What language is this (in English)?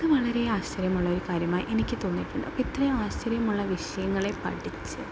Malayalam